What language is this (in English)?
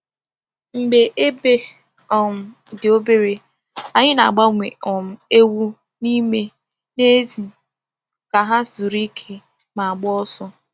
Igbo